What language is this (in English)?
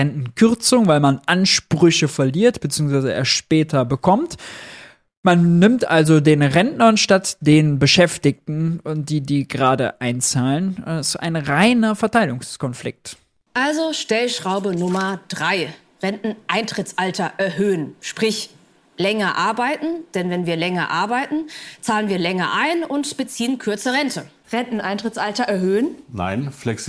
German